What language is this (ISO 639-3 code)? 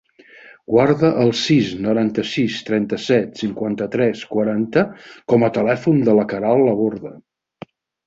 cat